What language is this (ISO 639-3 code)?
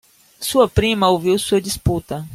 por